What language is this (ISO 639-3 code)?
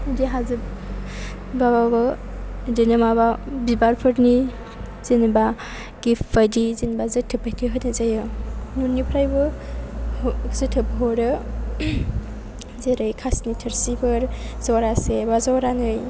brx